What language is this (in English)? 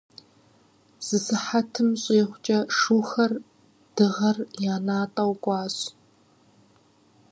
Kabardian